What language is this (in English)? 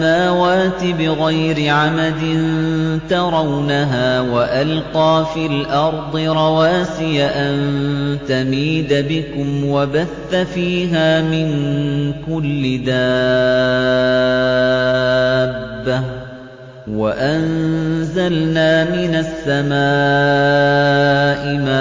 Arabic